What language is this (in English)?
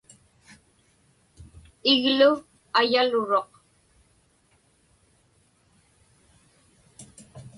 Inupiaq